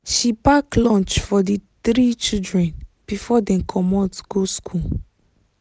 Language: Nigerian Pidgin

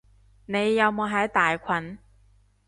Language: Cantonese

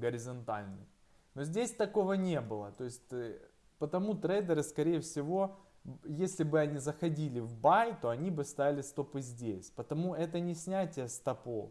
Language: Russian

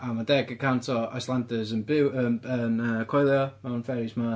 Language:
Welsh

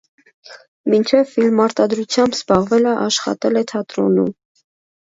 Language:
Armenian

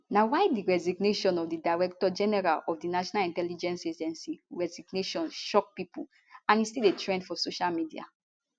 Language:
Nigerian Pidgin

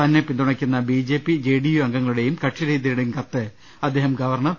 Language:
Malayalam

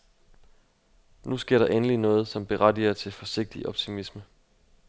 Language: Danish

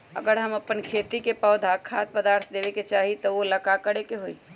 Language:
Magahi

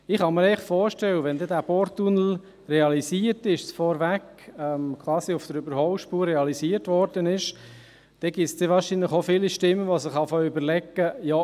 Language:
Swiss German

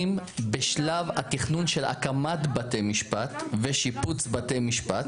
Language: Hebrew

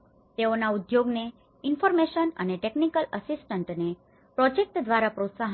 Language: Gujarati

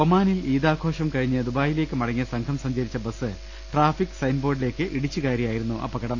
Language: Malayalam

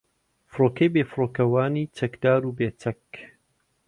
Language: Central Kurdish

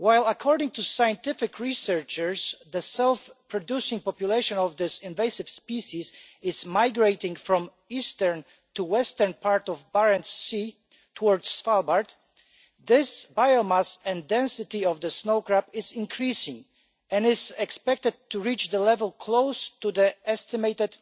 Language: English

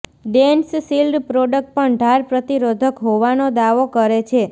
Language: Gujarati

